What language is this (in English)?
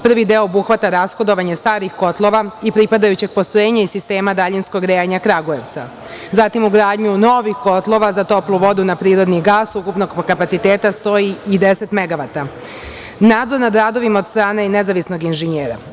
Serbian